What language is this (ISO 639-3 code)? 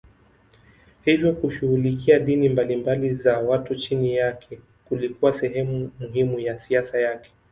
swa